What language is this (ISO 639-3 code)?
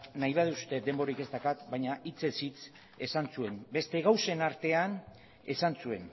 eus